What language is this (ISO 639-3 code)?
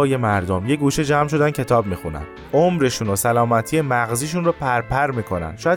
fas